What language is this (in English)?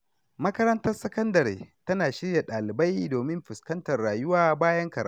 Hausa